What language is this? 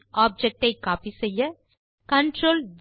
Tamil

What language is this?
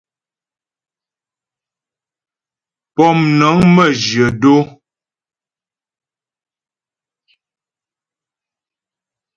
Ghomala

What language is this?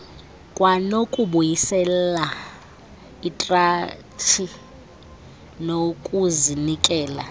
Xhosa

